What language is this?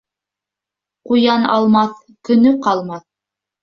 Bashkir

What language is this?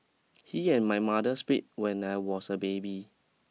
English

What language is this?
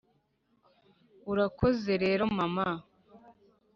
Kinyarwanda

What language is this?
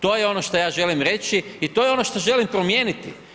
Croatian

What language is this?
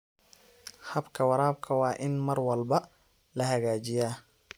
Somali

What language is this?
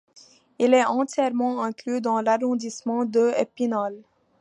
French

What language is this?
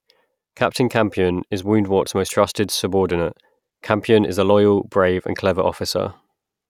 English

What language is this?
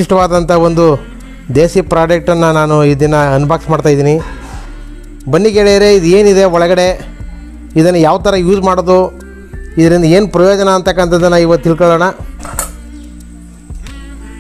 Indonesian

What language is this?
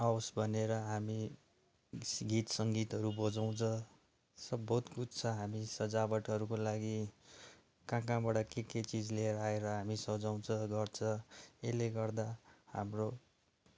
Nepali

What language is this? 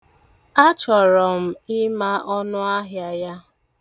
Igbo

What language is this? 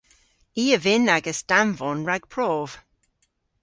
Cornish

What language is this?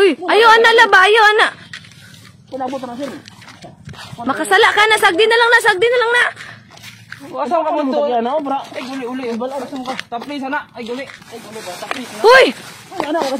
Indonesian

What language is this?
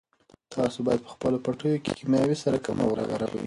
Pashto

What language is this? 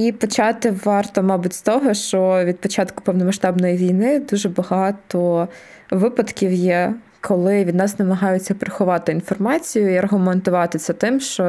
Ukrainian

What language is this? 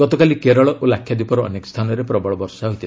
Odia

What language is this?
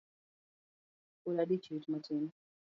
Luo (Kenya and Tanzania)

